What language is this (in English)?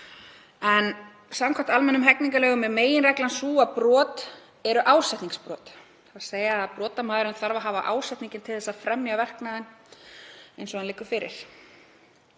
Icelandic